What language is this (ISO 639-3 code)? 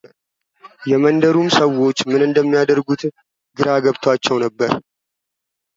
amh